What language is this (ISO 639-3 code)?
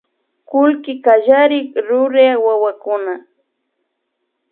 qvi